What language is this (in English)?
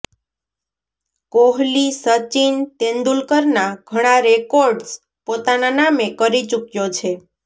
Gujarati